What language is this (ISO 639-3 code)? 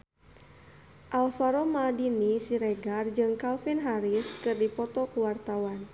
sun